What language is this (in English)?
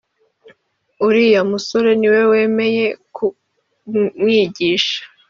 Kinyarwanda